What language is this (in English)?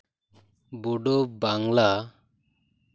Santali